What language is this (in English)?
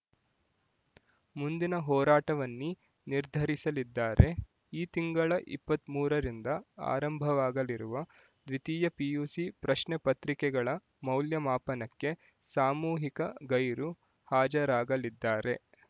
Kannada